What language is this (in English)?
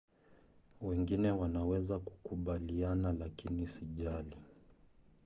Swahili